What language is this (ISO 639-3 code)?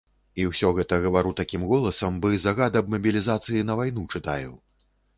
bel